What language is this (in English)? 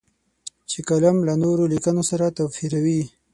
Pashto